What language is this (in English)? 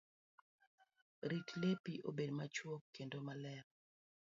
Luo (Kenya and Tanzania)